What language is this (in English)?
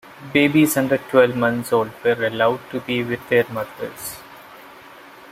English